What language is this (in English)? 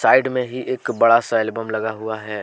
Hindi